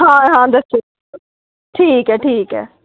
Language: Dogri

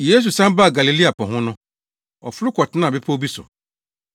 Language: Akan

